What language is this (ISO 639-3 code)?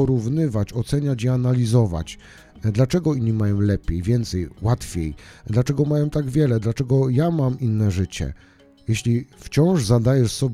pol